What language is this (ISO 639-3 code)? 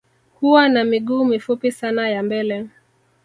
swa